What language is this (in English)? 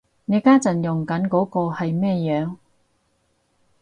Cantonese